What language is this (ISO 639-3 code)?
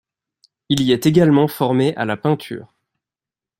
fra